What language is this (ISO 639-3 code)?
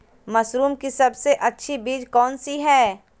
mag